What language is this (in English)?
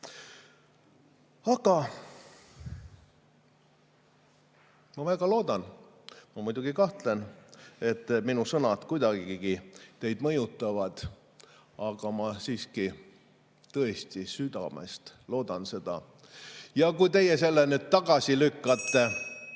Estonian